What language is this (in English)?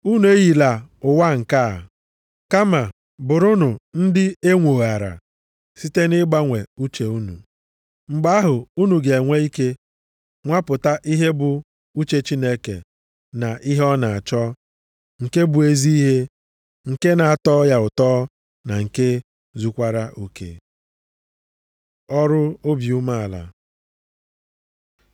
Igbo